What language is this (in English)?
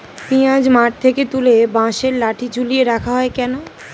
Bangla